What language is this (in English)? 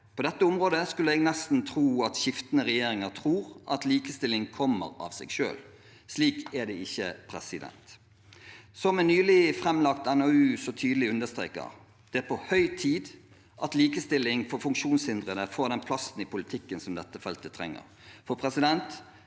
Norwegian